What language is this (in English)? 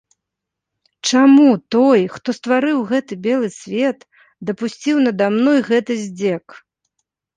Belarusian